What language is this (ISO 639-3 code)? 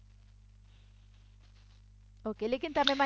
guj